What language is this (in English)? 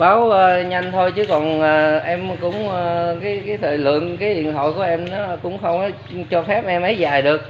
Vietnamese